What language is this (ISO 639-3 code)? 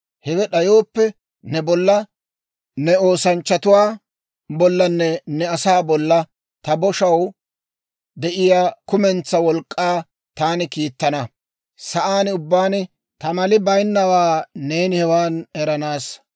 dwr